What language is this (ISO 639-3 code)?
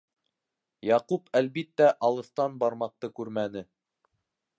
bak